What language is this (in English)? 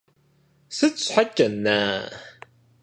Kabardian